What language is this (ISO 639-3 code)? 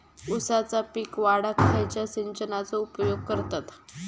mar